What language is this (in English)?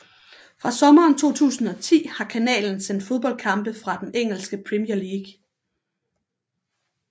Danish